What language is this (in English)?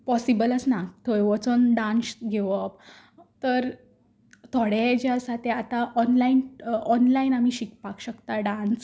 Konkani